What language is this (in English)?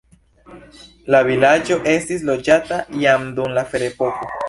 Esperanto